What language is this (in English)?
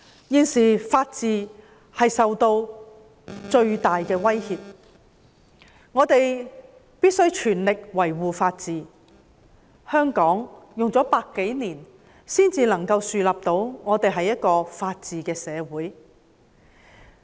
Cantonese